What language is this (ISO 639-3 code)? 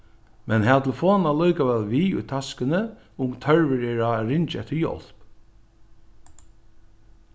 fao